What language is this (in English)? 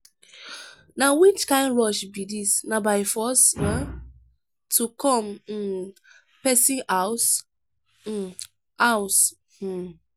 Nigerian Pidgin